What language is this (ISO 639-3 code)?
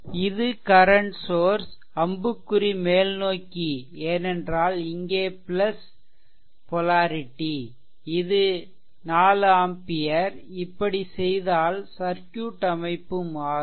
tam